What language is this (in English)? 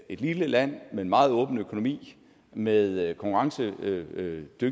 Danish